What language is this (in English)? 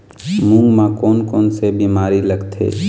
Chhattisgarhi